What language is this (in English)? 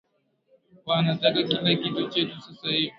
Swahili